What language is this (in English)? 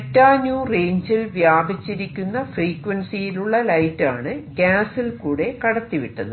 Malayalam